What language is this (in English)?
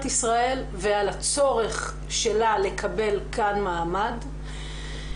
Hebrew